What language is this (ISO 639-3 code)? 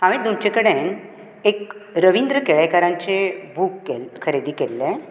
kok